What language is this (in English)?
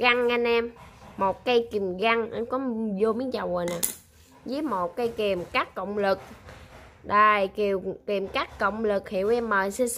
Vietnamese